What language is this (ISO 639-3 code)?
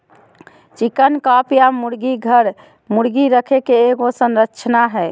mag